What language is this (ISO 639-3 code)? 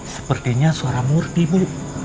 ind